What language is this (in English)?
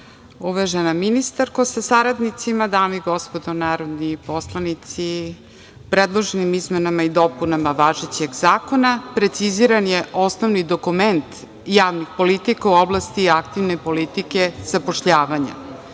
Serbian